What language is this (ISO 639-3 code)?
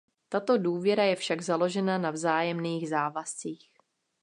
ces